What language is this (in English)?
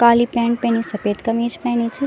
Garhwali